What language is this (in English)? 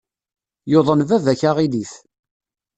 Kabyle